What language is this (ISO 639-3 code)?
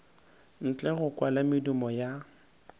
nso